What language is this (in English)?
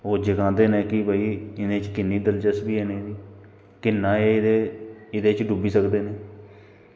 Dogri